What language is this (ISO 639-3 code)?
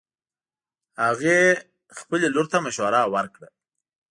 pus